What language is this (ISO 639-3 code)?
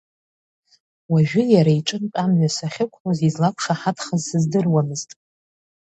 abk